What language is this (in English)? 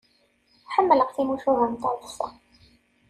Kabyle